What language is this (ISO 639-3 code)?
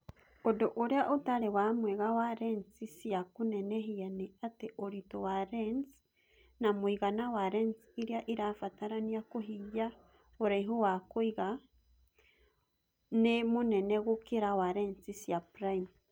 kik